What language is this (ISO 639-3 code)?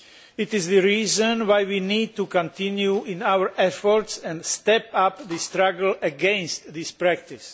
eng